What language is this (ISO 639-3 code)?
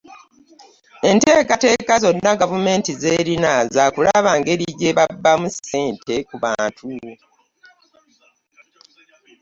lug